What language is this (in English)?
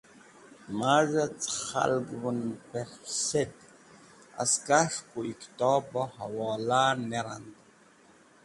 Wakhi